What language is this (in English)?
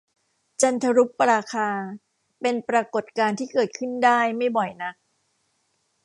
Thai